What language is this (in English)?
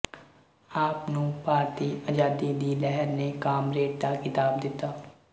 Punjabi